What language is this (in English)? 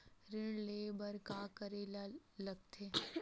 Chhattisgarhi